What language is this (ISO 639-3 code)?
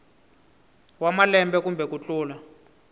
tso